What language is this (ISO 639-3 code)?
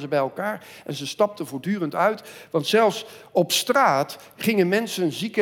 nld